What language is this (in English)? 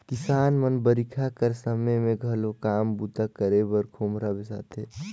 Chhattisgarhi